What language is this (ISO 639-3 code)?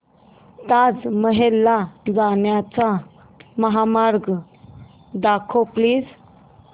mar